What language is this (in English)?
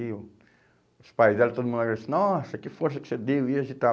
Portuguese